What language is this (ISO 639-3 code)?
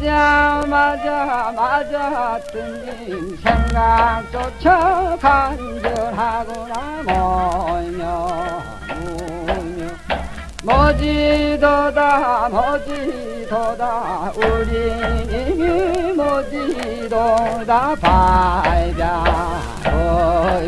kor